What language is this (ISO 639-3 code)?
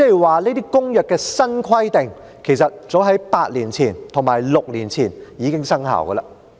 yue